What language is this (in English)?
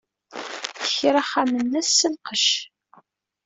Kabyle